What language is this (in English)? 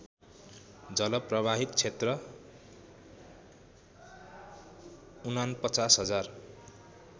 Nepali